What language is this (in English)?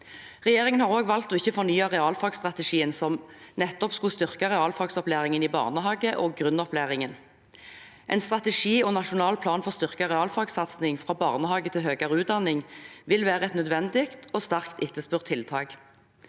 Norwegian